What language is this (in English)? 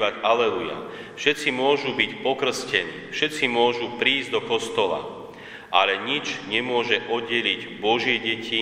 Slovak